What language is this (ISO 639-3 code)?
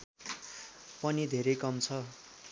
nep